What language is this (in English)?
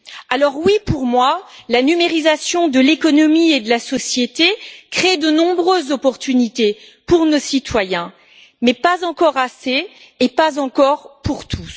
French